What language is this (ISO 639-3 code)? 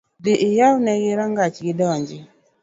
luo